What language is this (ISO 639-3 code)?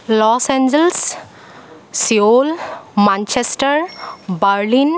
asm